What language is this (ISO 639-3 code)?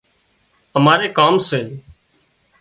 kxp